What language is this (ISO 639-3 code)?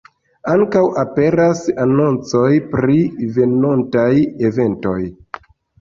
epo